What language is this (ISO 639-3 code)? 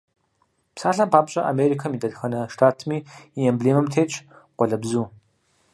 kbd